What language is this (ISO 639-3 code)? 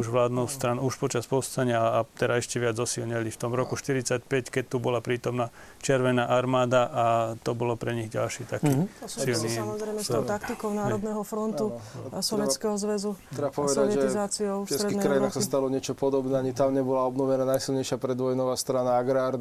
slk